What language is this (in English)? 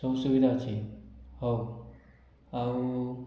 Odia